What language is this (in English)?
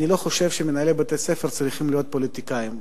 Hebrew